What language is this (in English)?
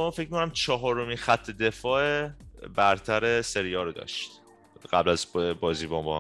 Persian